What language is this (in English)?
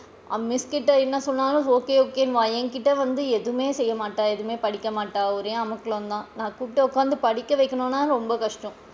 Tamil